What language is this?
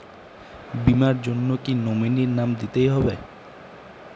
Bangla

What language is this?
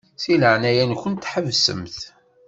Kabyle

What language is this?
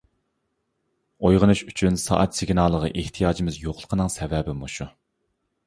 Uyghur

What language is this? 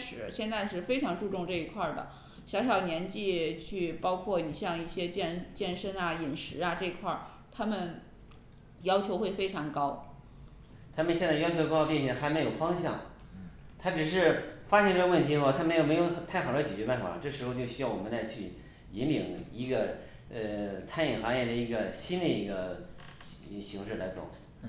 Chinese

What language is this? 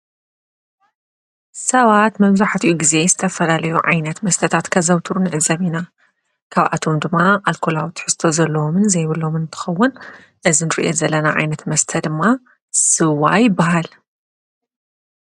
Tigrinya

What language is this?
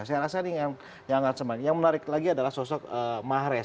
Indonesian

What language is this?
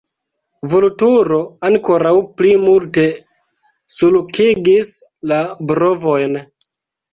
Esperanto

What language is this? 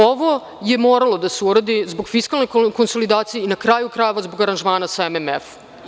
Serbian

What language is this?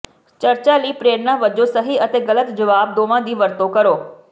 Punjabi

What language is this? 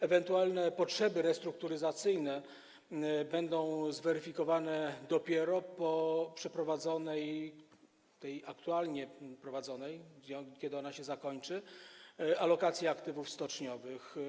Polish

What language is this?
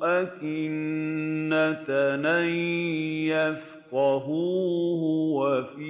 Arabic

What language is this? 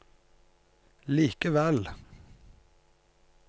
Norwegian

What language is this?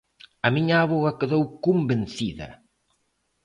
Galician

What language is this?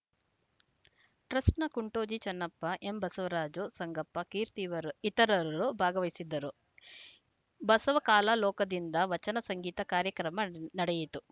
Kannada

